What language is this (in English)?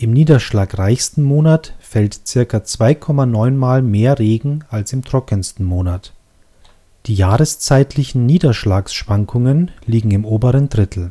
German